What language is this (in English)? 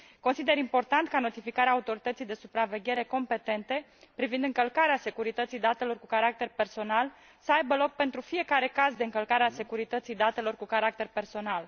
Romanian